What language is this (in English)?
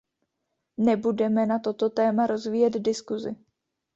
Czech